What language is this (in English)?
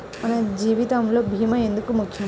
Telugu